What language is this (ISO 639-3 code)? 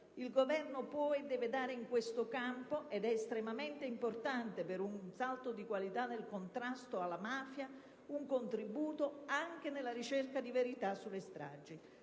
ita